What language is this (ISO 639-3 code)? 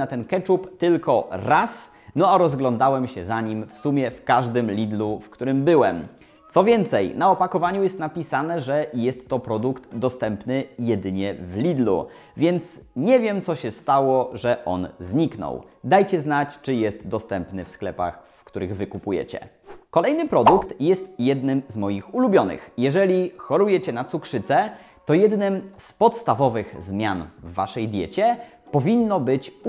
pol